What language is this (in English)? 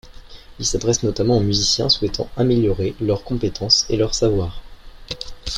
French